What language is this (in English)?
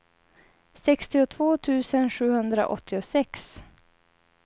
Swedish